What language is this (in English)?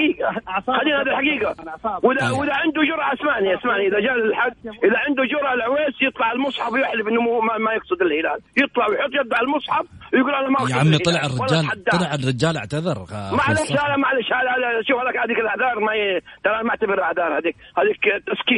Arabic